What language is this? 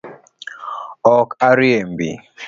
Luo (Kenya and Tanzania)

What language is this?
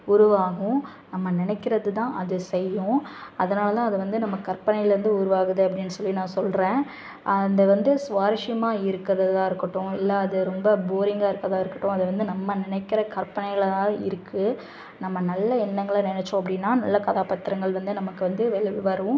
Tamil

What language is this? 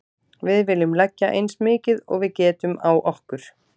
Icelandic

